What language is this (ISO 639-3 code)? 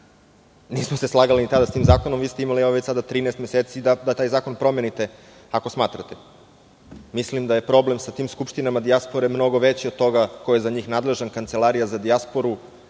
srp